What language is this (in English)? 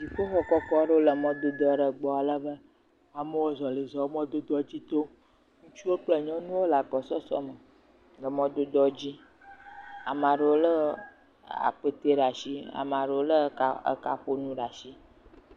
Ewe